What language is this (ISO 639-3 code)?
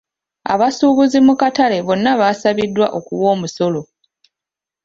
lug